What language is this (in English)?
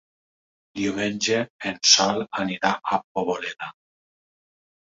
Catalan